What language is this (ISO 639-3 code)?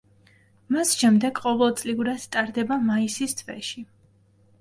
kat